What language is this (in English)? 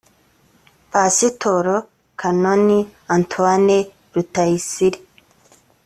Kinyarwanda